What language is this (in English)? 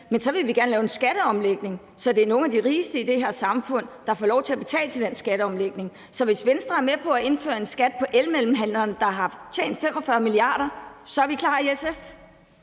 Danish